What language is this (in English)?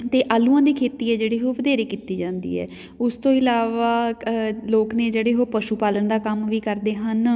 Punjabi